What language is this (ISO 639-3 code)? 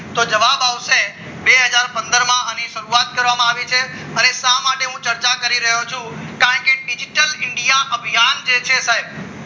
guj